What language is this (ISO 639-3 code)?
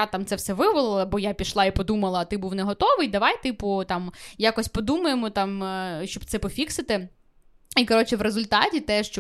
ukr